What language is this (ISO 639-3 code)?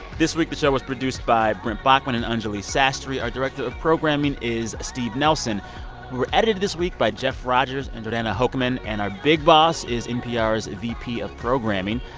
eng